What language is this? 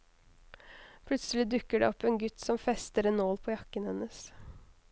Norwegian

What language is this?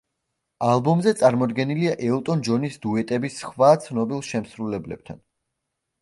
Georgian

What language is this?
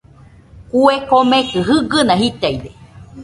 Nüpode Huitoto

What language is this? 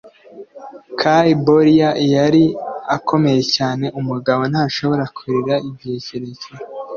Kinyarwanda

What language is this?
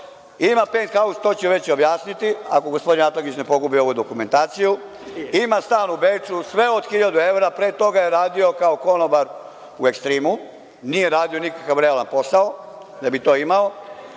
Serbian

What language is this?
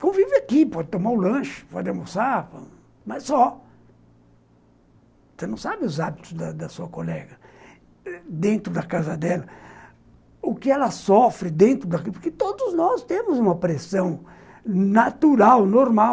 Portuguese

